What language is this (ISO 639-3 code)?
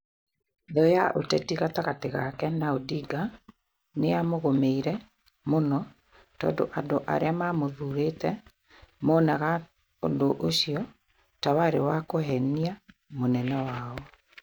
kik